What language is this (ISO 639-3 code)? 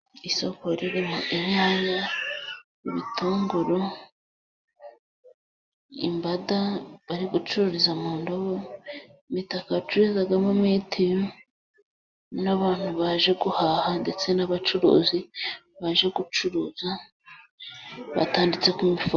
kin